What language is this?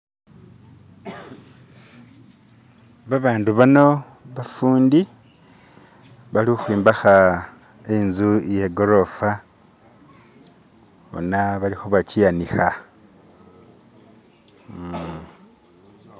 Masaaba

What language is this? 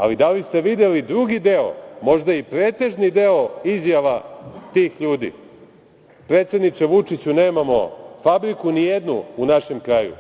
Serbian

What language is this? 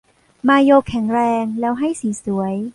Thai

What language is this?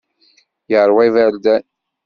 Kabyle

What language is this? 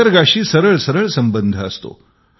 Marathi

